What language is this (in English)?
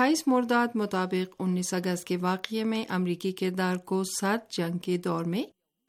Urdu